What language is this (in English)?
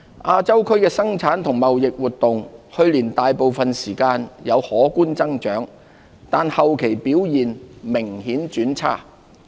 Cantonese